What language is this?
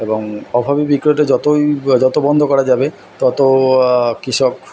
Bangla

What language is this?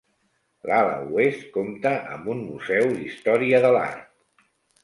Catalan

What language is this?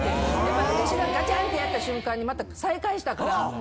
Japanese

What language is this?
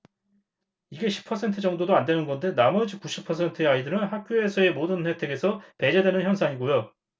Korean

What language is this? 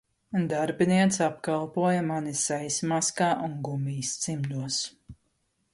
Latvian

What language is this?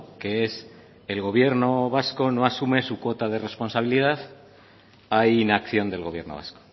Spanish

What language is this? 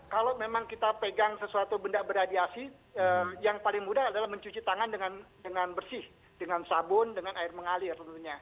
Indonesian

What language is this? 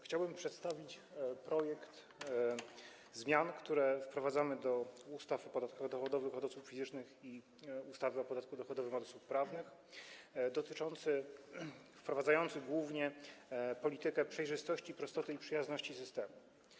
Polish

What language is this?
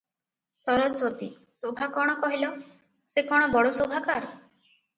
Odia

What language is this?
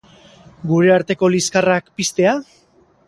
Basque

